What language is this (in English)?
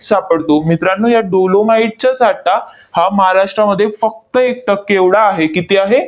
Marathi